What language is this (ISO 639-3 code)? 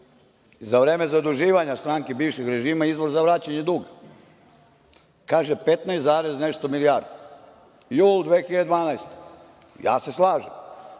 srp